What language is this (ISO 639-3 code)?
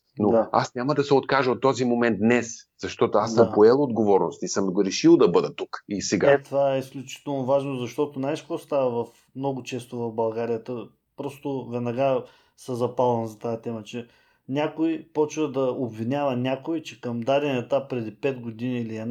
bul